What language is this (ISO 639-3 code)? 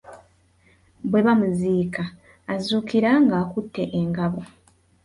lug